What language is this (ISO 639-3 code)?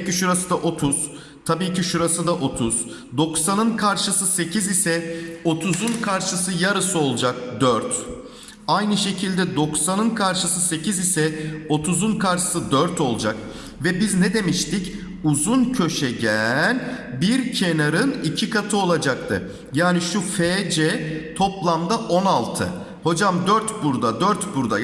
tur